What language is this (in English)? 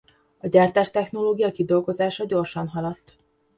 Hungarian